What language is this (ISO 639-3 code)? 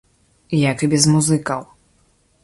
bel